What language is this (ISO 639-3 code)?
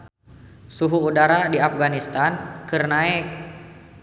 sun